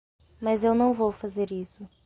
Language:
Portuguese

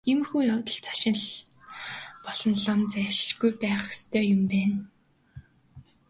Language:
Mongolian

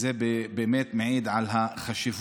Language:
Hebrew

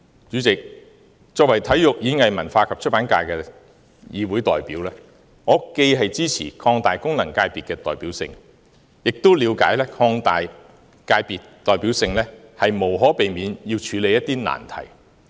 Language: Cantonese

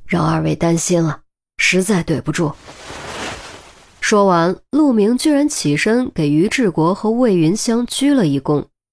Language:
Chinese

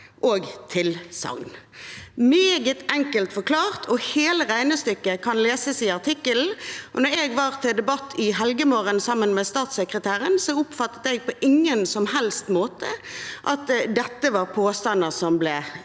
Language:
Norwegian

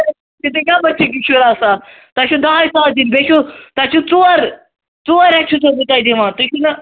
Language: Kashmiri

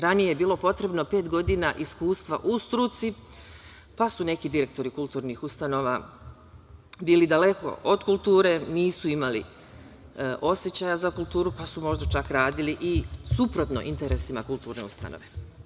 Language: Serbian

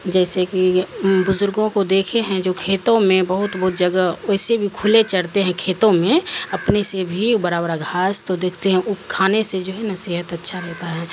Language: Urdu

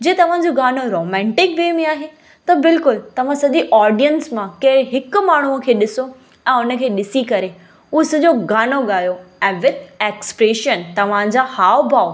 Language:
Sindhi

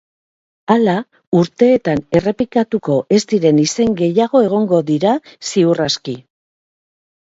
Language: Basque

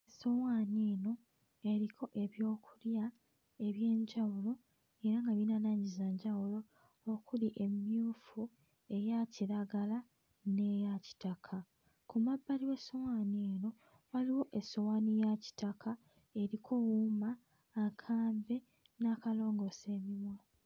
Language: Ganda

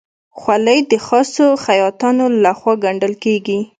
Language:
Pashto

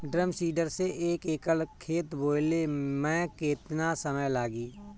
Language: Bhojpuri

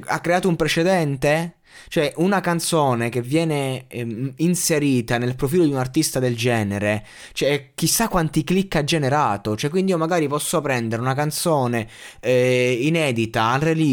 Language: Italian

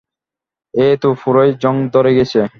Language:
Bangla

